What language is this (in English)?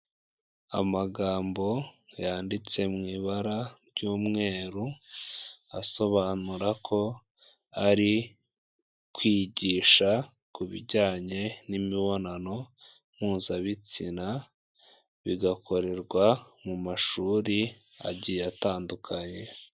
Kinyarwanda